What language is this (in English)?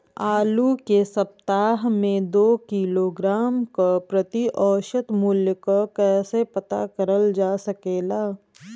Bhojpuri